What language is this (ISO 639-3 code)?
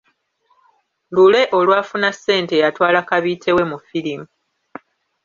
lug